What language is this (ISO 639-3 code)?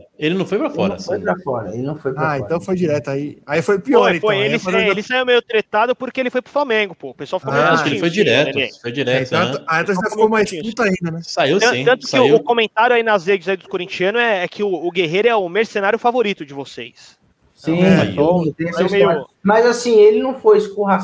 por